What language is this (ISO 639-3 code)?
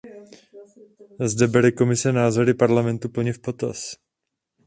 ces